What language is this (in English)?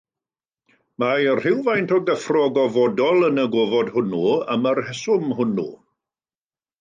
Welsh